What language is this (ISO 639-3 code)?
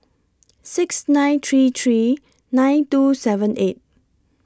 eng